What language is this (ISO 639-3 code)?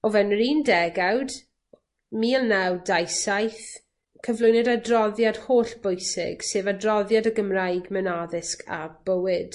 cym